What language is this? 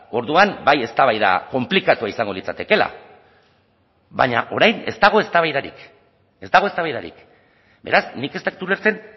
Basque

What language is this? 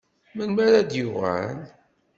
Kabyle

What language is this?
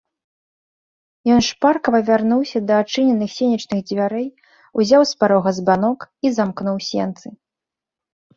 Belarusian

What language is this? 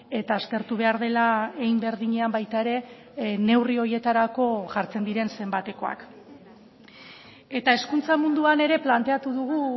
Basque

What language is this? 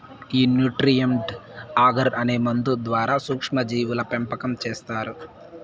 Telugu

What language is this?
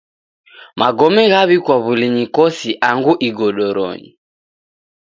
Taita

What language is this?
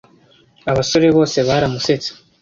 Kinyarwanda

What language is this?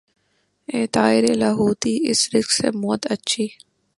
Urdu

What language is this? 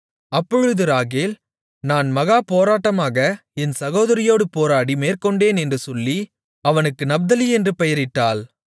Tamil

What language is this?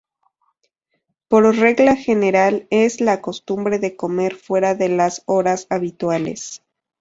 Spanish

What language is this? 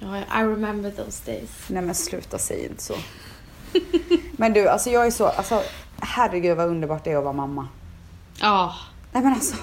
Swedish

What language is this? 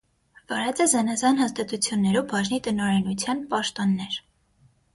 Armenian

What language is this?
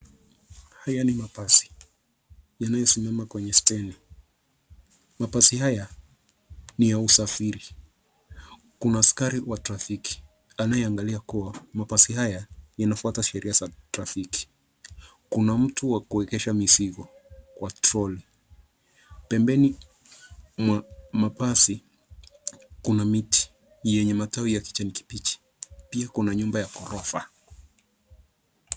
Swahili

